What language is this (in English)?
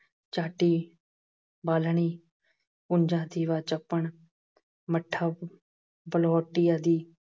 Punjabi